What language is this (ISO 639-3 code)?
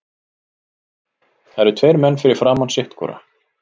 isl